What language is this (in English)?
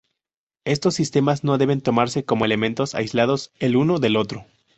Spanish